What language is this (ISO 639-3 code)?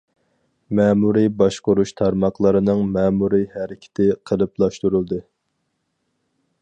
uig